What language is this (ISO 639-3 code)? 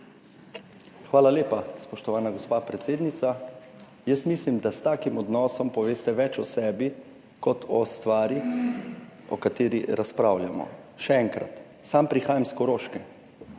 slv